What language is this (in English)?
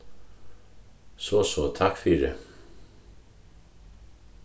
Faroese